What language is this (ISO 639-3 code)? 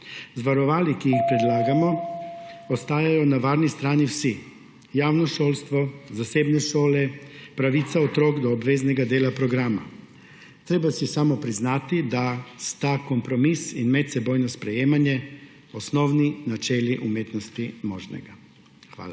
slv